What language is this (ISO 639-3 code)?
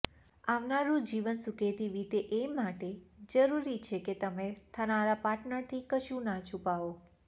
guj